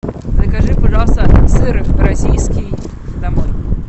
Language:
Russian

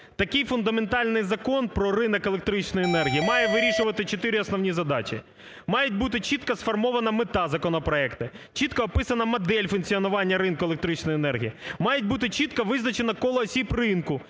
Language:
Ukrainian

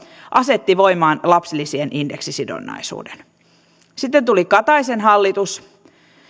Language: Finnish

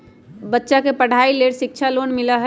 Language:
Magahi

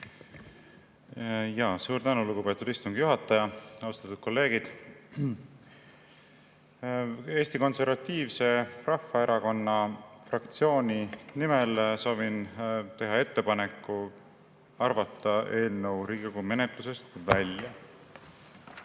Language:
Estonian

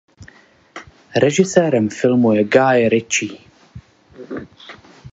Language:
Czech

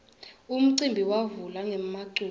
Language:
Swati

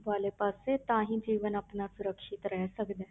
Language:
Punjabi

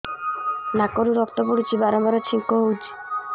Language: Odia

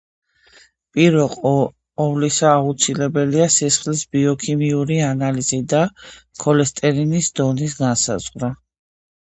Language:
Georgian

